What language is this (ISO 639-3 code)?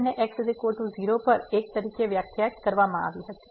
guj